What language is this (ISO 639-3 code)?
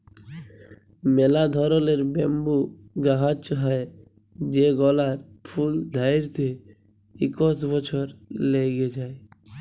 ben